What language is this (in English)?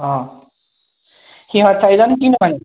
Assamese